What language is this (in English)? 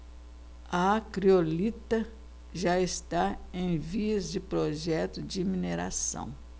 Portuguese